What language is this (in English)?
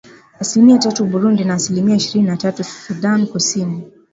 Swahili